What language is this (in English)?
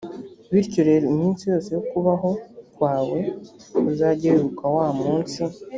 Kinyarwanda